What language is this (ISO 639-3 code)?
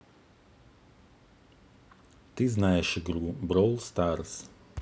rus